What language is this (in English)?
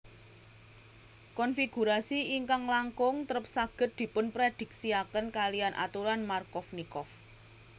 Javanese